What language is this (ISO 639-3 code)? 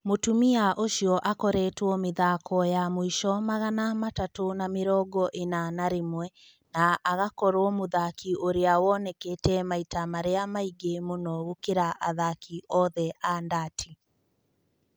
kik